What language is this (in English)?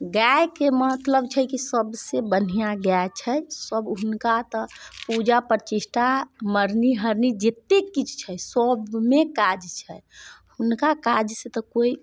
Maithili